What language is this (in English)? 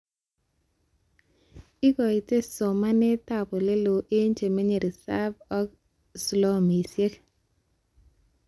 Kalenjin